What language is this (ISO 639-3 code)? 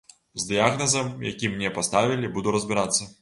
bel